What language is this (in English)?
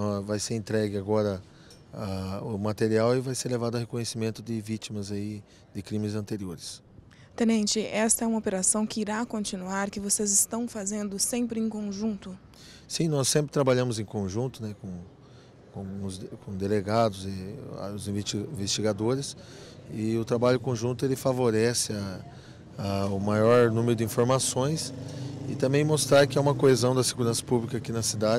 Portuguese